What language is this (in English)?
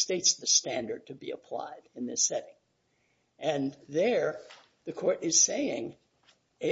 English